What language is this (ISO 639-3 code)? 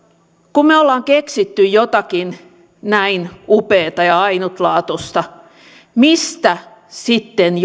fin